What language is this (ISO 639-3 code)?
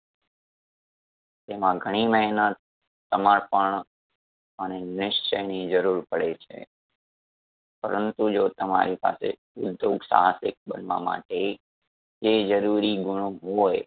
guj